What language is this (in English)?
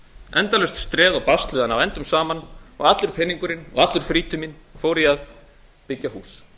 Icelandic